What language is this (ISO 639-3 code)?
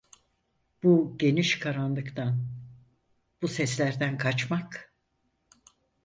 tur